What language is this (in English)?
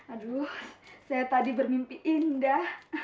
Indonesian